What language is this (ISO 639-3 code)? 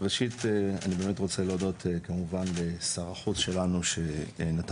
heb